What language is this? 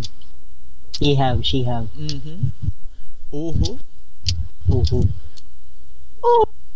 Filipino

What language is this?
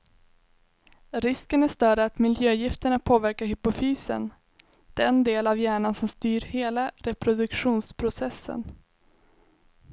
Swedish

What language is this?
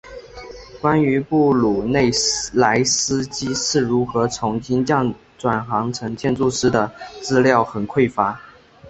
Chinese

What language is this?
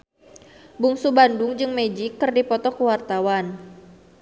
Sundanese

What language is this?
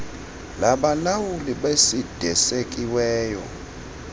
Xhosa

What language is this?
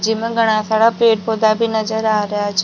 Rajasthani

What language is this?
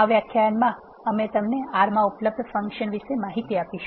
Gujarati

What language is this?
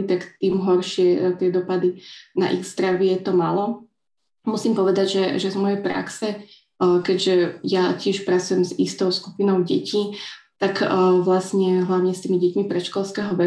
Slovak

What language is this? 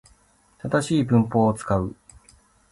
Japanese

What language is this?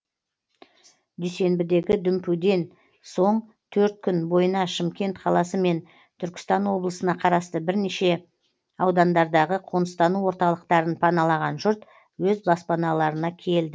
Kazakh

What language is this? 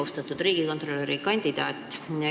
Estonian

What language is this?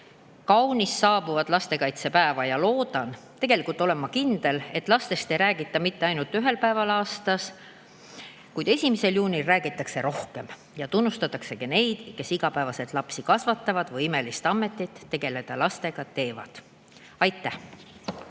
Estonian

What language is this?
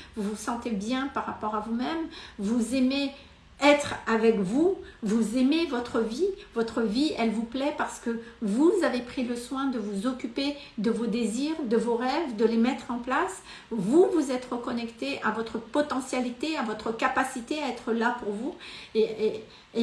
French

